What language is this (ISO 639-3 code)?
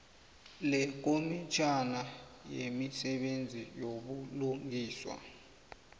nbl